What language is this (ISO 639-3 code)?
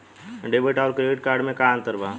bho